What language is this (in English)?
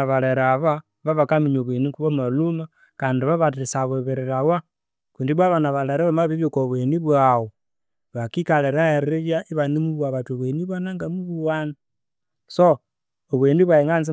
Konzo